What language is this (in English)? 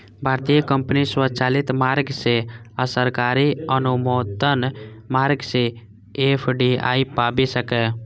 Maithili